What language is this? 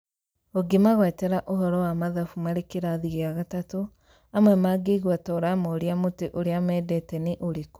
Kikuyu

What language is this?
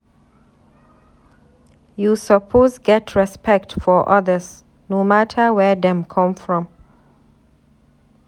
Nigerian Pidgin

